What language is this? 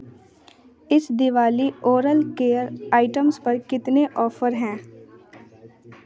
Hindi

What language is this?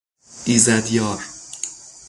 Persian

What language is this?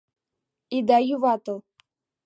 Mari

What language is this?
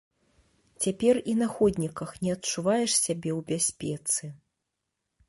Belarusian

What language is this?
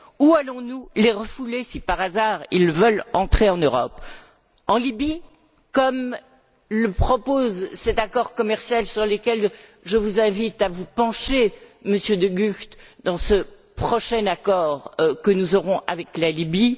French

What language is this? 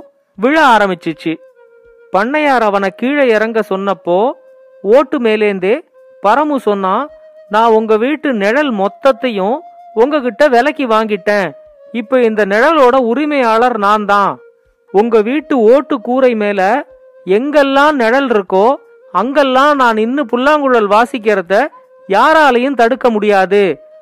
Tamil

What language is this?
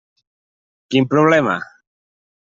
Catalan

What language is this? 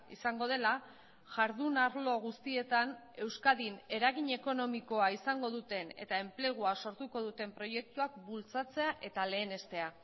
Basque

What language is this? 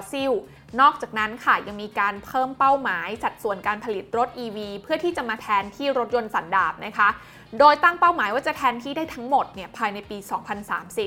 Thai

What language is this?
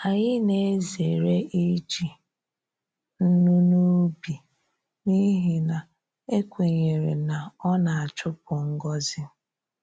Igbo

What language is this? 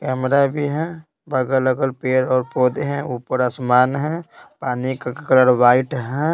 Hindi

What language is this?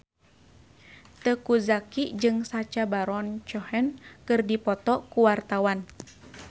Sundanese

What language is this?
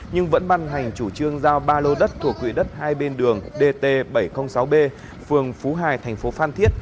Vietnamese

